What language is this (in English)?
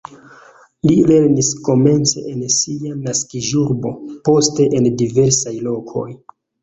Esperanto